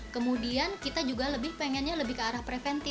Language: Indonesian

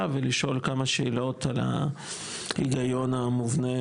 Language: Hebrew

